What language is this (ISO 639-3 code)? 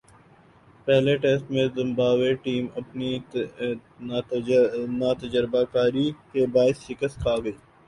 urd